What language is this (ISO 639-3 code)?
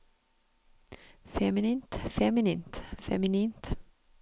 nor